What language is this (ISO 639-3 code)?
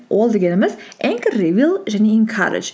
kaz